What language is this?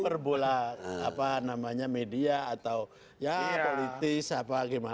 Indonesian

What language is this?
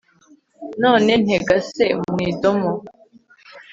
Kinyarwanda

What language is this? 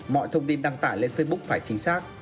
Vietnamese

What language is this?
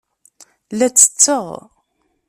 Kabyle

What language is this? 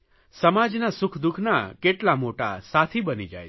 Gujarati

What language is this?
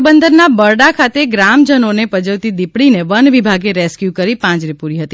Gujarati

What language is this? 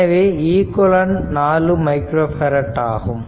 Tamil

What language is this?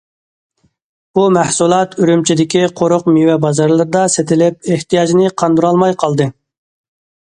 Uyghur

